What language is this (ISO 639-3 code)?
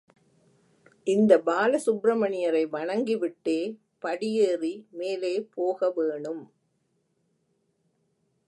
tam